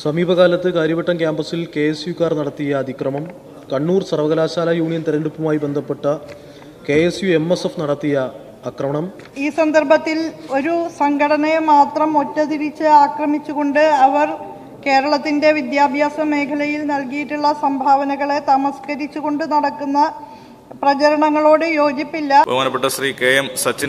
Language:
Malayalam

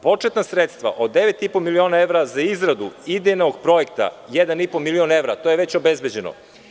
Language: Serbian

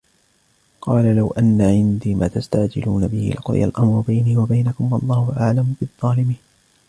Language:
Arabic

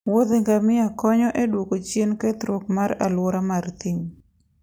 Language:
Luo (Kenya and Tanzania)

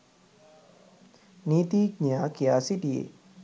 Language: Sinhala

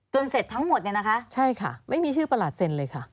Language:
Thai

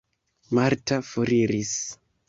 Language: Esperanto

